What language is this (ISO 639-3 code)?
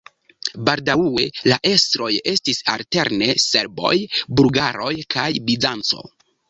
epo